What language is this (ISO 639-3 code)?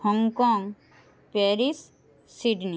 ben